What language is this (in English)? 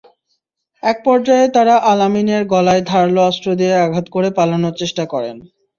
Bangla